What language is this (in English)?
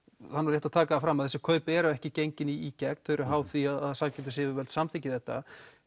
Icelandic